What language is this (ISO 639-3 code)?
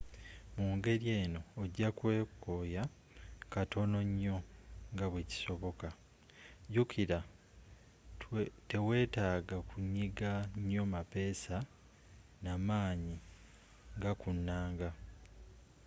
lug